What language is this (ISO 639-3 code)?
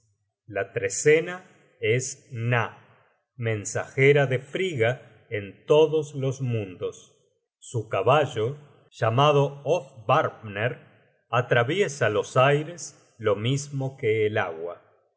spa